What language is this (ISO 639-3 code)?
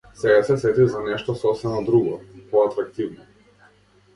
mkd